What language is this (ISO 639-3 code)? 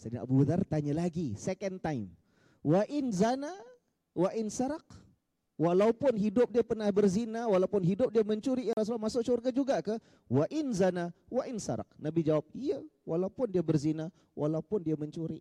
msa